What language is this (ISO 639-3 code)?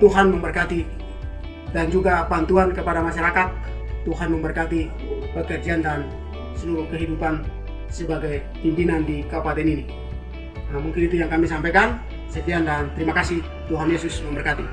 ind